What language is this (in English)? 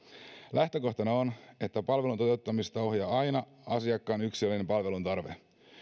Finnish